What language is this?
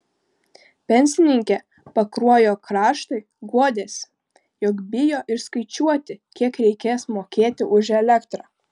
Lithuanian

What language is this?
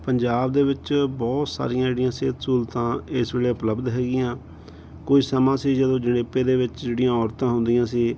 Punjabi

